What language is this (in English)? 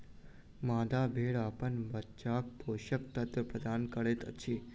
Maithili